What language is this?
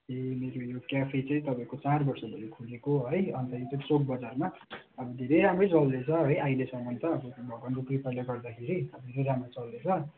Nepali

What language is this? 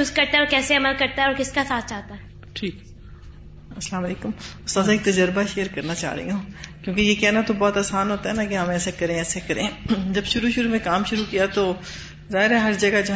Urdu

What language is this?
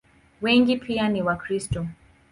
Swahili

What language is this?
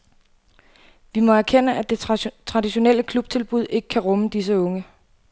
Danish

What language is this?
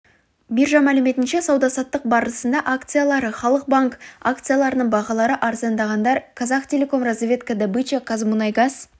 Kazakh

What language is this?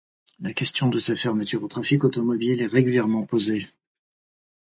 French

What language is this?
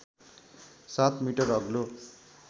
Nepali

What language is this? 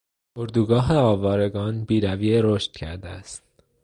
Persian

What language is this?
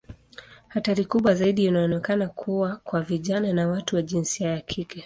Swahili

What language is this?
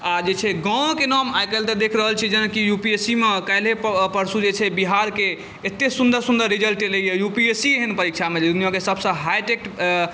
Maithili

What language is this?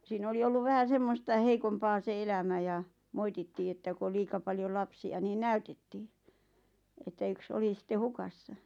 Finnish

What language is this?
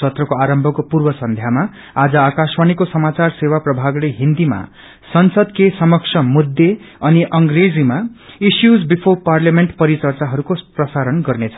Nepali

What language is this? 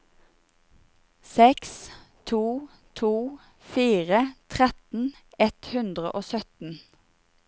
Norwegian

